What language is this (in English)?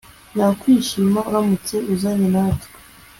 Kinyarwanda